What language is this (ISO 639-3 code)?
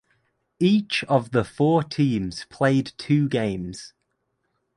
eng